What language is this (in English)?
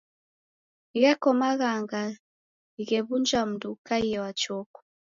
Taita